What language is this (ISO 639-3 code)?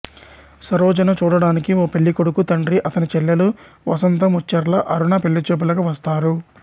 tel